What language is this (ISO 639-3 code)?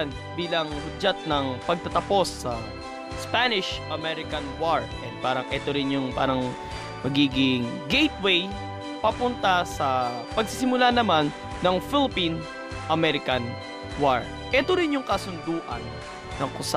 fil